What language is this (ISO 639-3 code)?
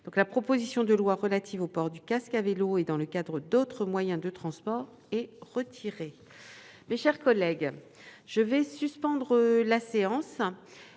fra